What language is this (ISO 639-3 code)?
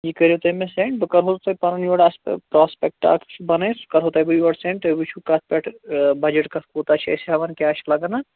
kas